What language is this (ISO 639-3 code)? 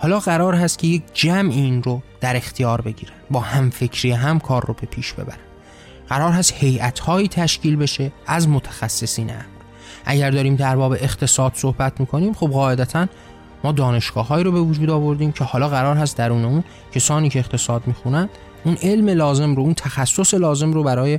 fas